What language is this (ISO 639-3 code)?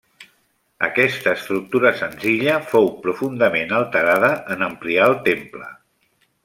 cat